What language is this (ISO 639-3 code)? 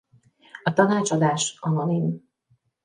hun